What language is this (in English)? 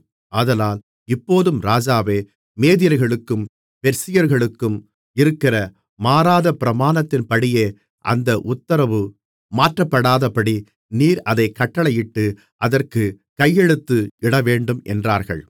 Tamil